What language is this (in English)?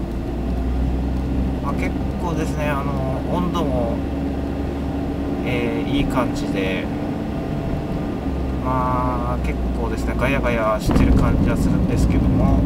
Japanese